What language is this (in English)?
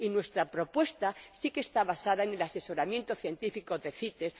Spanish